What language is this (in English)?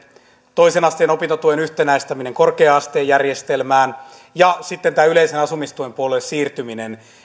Finnish